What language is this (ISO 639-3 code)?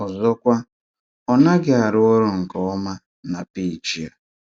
ibo